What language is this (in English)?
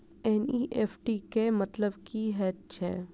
Maithili